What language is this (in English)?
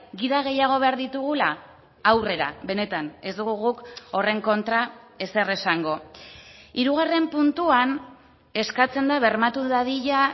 Basque